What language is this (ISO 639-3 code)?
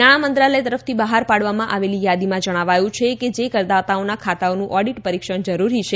guj